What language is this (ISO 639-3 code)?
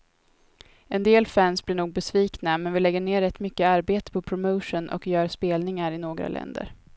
swe